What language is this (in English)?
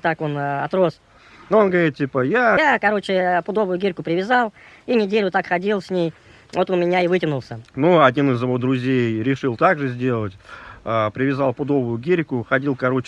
Russian